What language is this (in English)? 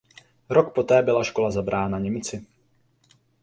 Czech